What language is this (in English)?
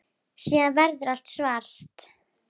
Icelandic